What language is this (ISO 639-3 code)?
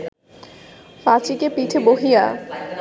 ben